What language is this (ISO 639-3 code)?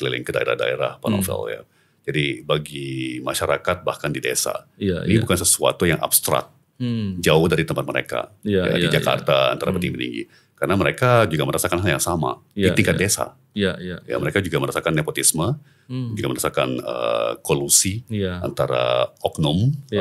ind